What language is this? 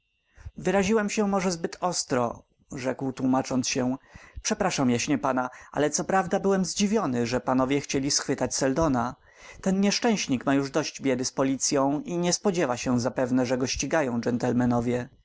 Polish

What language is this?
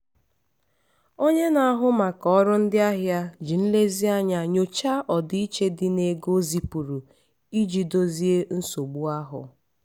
Igbo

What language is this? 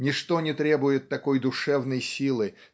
Russian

